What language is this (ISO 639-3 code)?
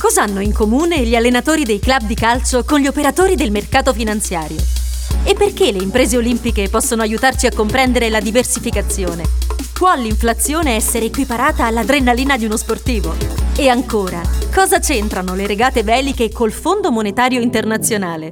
ita